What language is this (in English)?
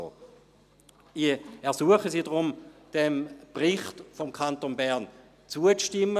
Swiss German